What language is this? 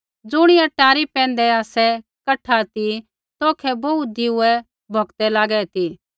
Kullu Pahari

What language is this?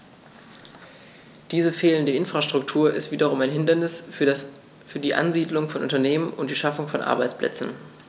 German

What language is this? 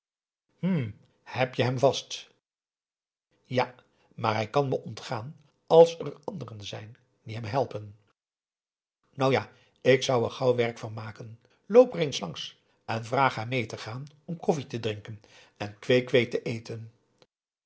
Dutch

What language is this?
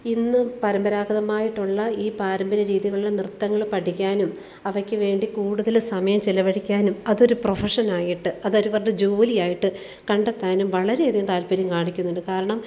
Malayalam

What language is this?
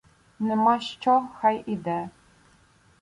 Ukrainian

